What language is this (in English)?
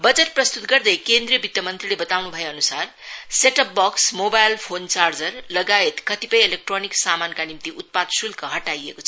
Nepali